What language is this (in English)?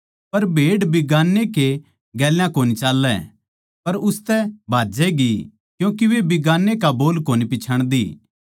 Haryanvi